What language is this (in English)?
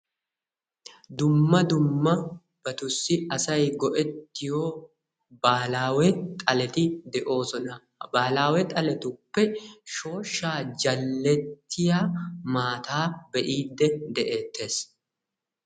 Wolaytta